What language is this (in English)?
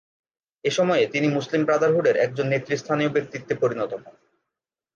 Bangla